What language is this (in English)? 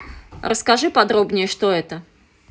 Russian